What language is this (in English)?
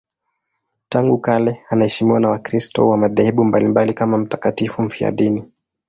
Swahili